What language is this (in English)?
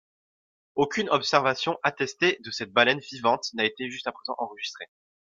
French